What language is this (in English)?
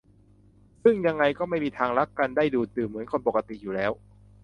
Thai